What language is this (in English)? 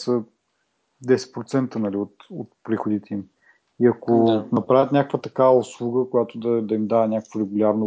Bulgarian